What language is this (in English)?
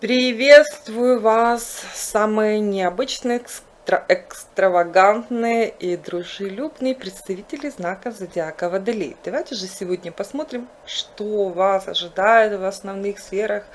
Russian